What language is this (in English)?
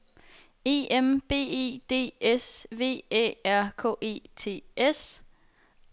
Danish